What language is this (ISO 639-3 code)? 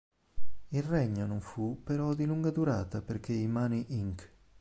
ita